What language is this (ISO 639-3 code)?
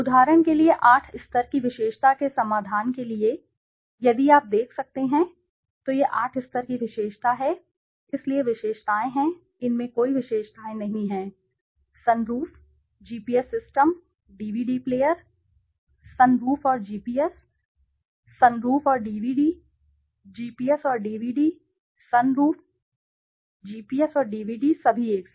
hin